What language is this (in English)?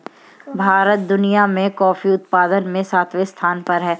Hindi